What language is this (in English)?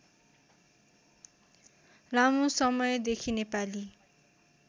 Nepali